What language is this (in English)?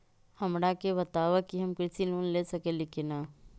Magahi